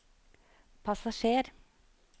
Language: Norwegian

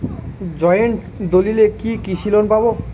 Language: Bangla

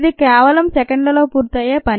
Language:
Telugu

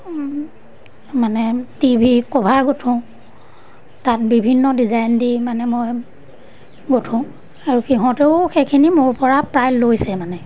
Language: Assamese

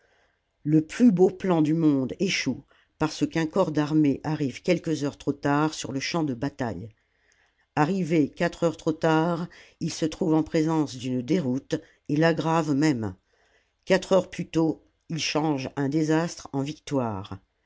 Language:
French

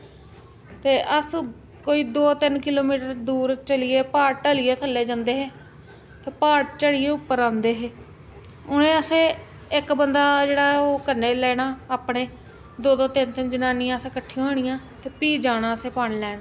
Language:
Dogri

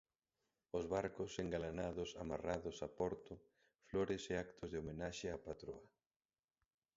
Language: Galician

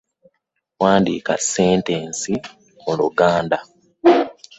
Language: Ganda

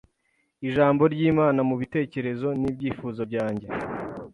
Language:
Kinyarwanda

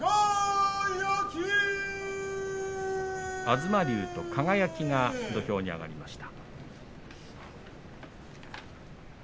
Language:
Japanese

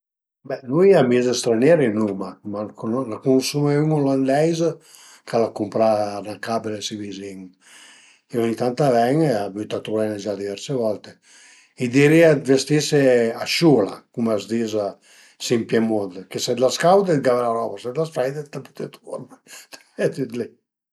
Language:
Piedmontese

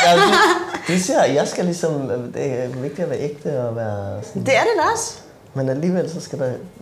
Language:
Danish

